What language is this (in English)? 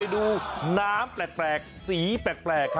Thai